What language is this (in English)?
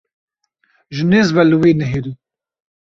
Kurdish